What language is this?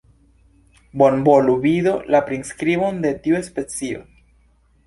Esperanto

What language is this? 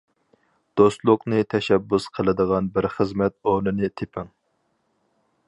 Uyghur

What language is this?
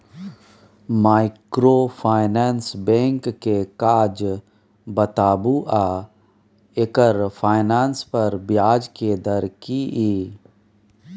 Maithili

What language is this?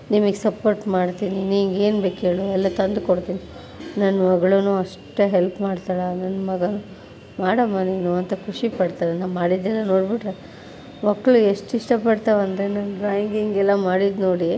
Kannada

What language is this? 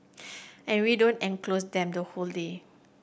English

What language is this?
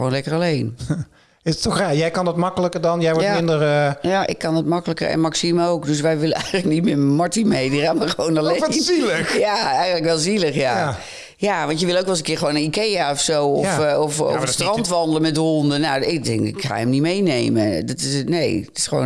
Dutch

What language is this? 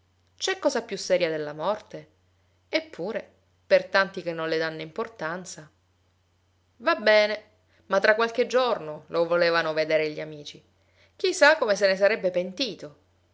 Italian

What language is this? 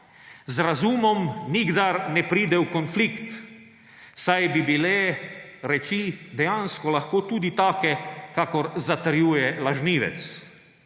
Slovenian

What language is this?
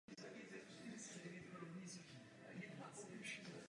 Czech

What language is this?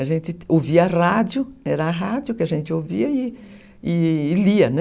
Portuguese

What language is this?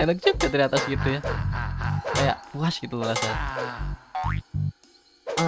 Indonesian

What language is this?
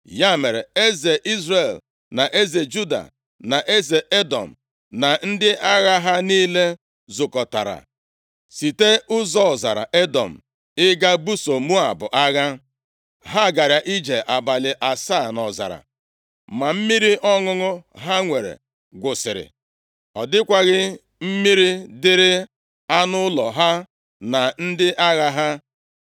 Igbo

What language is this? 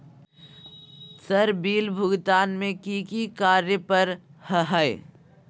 Magahi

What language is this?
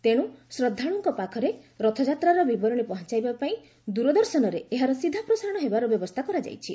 Odia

